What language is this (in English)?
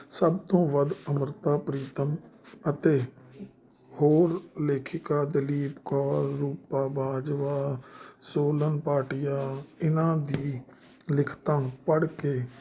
Punjabi